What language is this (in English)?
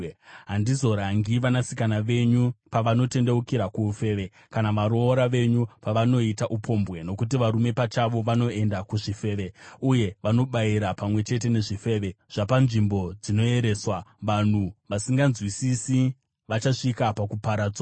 Shona